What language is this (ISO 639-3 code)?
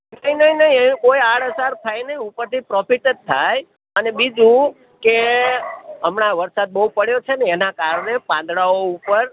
guj